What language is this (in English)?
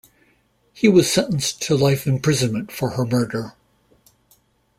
English